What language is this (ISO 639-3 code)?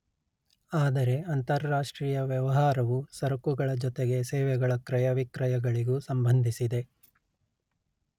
kan